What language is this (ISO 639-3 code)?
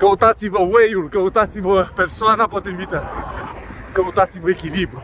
ron